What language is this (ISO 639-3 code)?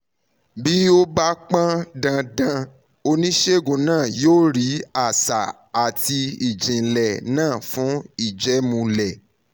yor